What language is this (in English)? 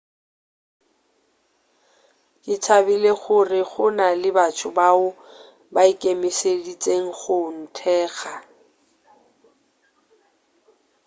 Northern Sotho